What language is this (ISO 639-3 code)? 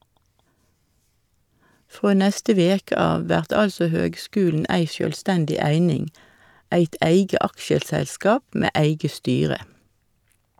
nor